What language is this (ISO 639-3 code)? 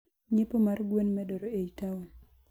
luo